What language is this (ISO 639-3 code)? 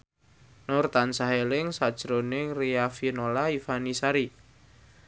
jav